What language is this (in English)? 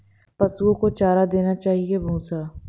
Hindi